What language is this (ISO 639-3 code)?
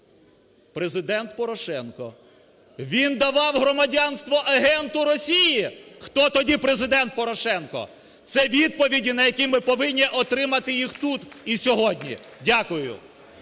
ukr